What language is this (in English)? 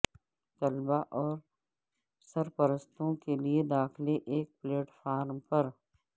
Urdu